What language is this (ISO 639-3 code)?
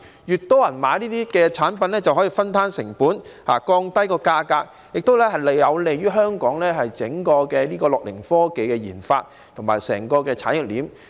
yue